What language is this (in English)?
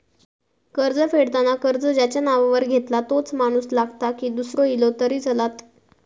Marathi